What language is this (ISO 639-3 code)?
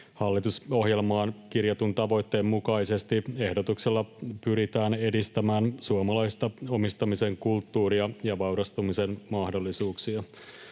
fin